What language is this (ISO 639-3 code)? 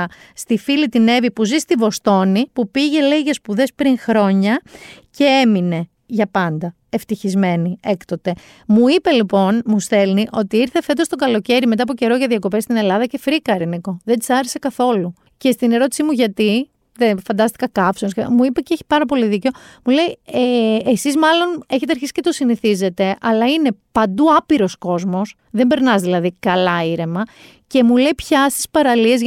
ell